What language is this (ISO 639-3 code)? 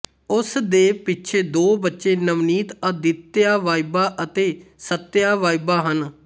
pan